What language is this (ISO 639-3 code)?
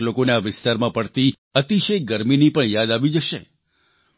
guj